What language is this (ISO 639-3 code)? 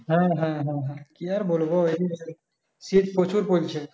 ben